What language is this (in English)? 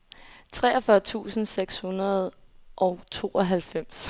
Danish